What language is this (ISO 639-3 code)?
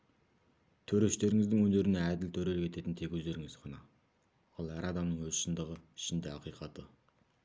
kaz